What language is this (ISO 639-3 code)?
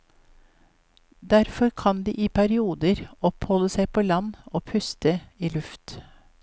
nor